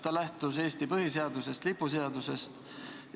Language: Estonian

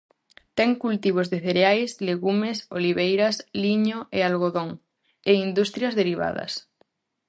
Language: Galician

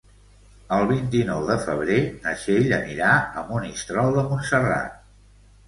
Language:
Catalan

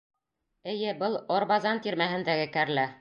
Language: Bashkir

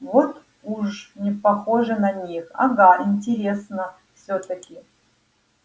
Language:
Russian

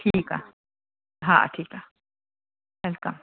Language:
Sindhi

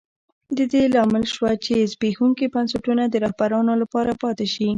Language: Pashto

